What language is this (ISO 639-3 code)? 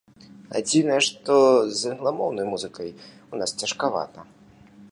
bel